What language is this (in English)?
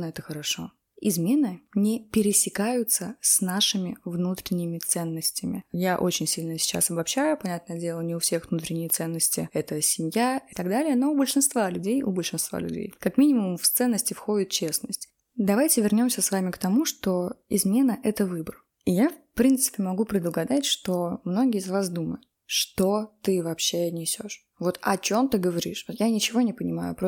Russian